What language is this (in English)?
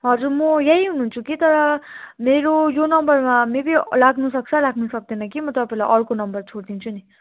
Nepali